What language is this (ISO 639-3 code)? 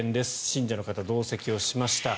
jpn